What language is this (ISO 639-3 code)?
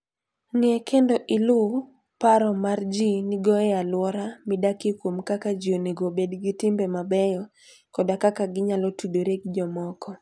luo